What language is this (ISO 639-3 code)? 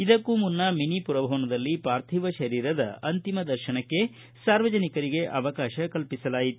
kan